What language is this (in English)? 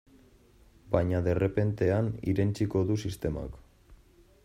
Basque